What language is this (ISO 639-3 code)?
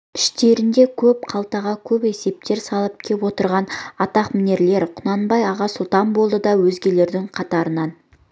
kaz